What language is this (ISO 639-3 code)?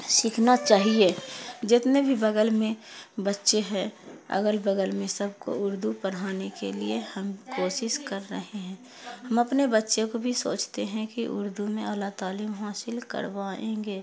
urd